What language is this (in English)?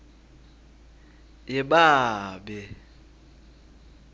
Swati